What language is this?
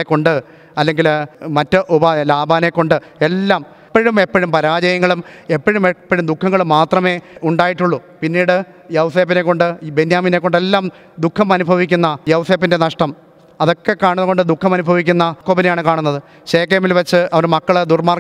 Malayalam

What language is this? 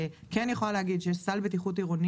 Hebrew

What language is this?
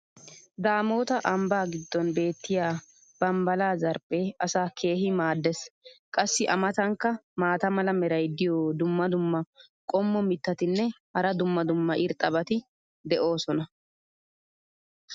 Wolaytta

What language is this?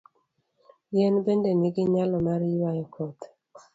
Luo (Kenya and Tanzania)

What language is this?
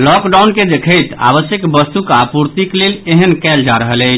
Maithili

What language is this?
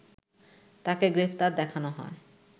Bangla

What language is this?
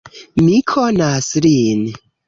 Esperanto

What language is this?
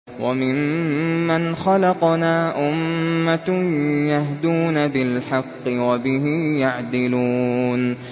Arabic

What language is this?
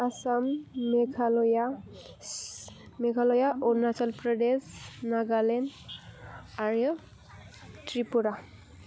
Bodo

